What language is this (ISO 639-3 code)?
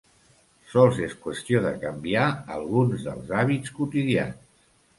cat